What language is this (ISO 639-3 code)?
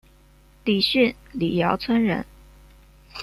zho